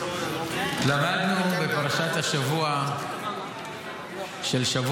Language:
Hebrew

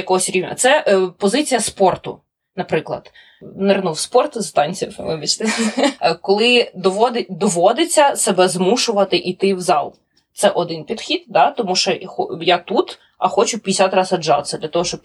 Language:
Ukrainian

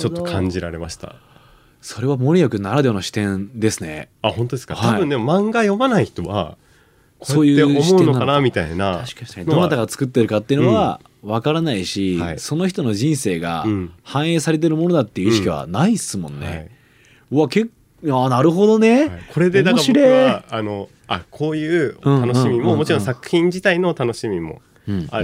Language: Japanese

